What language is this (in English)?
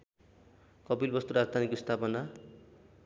Nepali